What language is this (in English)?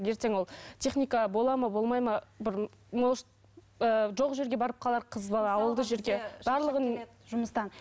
Kazakh